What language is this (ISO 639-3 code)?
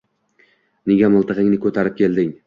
uzb